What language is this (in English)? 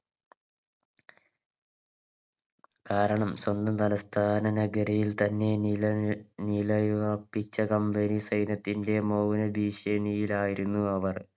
Malayalam